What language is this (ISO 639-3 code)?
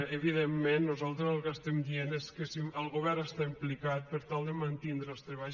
cat